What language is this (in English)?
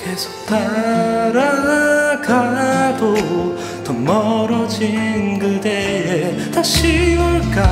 Korean